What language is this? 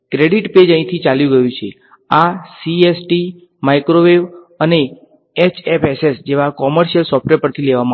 Gujarati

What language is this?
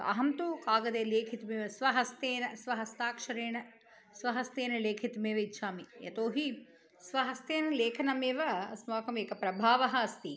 Sanskrit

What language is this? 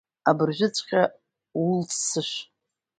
Abkhazian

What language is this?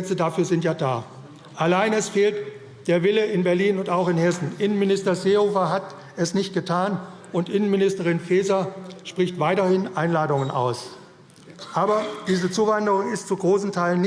German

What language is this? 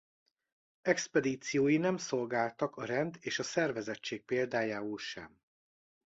Hungarian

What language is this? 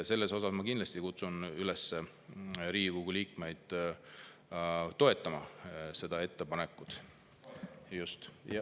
Estonian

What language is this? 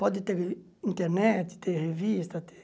Portuguese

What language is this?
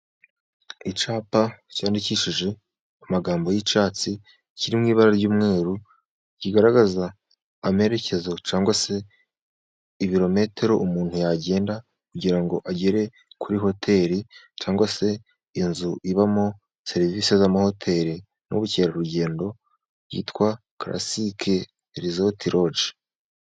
Kinyarwanda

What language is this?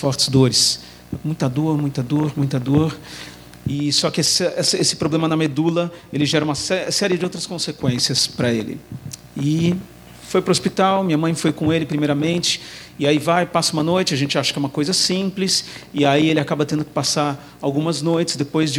Portuguese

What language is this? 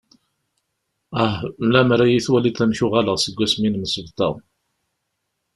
Kabyle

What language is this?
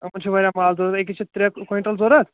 Kashmiri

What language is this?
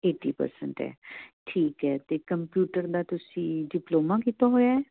Punjabi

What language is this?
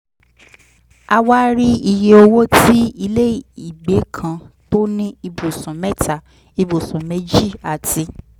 Yoruba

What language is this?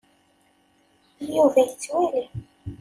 Kabyle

